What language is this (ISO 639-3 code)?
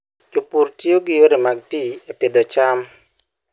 luo